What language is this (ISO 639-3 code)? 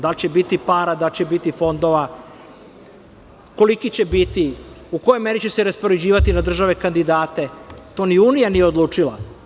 srp